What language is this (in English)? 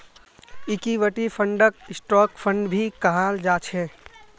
Magahi